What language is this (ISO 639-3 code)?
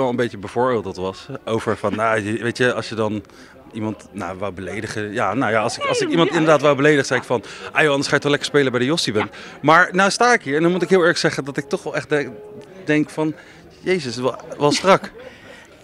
nld